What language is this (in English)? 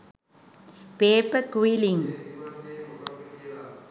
Sinhala